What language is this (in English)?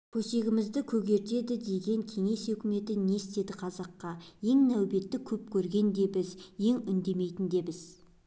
Kazakh